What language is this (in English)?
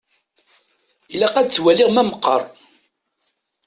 Kabyle